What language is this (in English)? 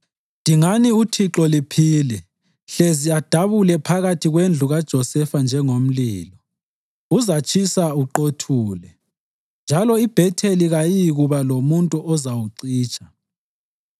North Ndebele